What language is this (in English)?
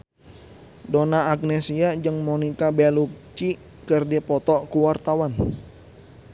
Sundanese